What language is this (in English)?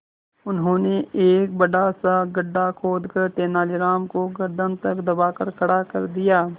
Hindi